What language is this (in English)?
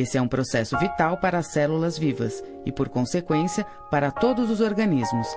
Portuguese